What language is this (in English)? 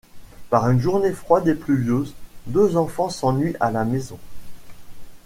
French